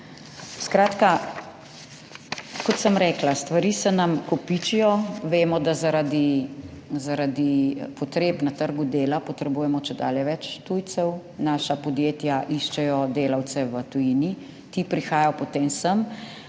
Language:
Slovenian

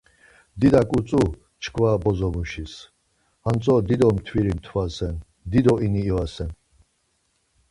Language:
Laz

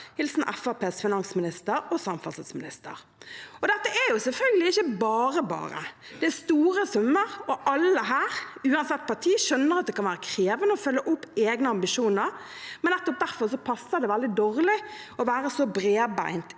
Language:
Norwegian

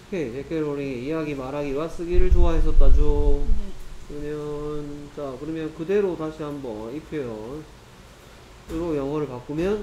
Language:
Korean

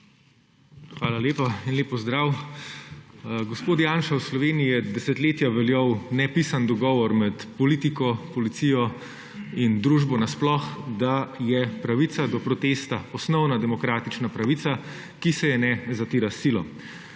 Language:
Slovenian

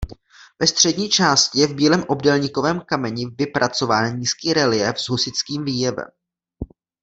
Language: Czech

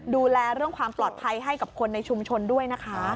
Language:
Thai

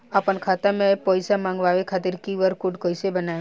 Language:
Bhojpuri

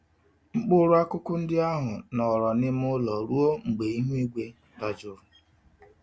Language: Igbo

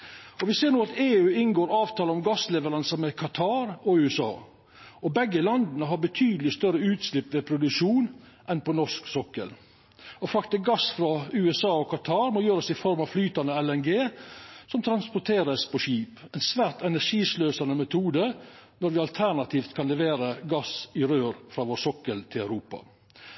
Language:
Norwegian Nynorsk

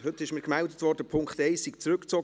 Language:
Swiss German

